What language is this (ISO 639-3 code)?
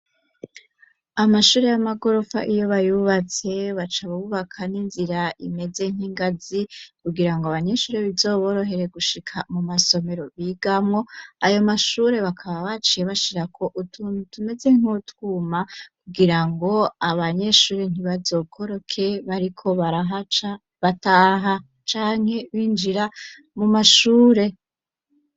run